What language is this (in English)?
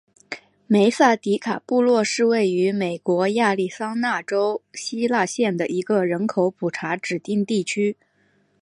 Chinese